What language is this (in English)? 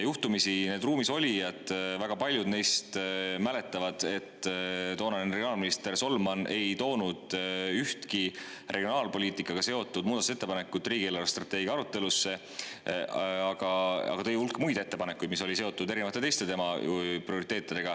Estonian